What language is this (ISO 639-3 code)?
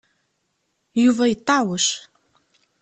kab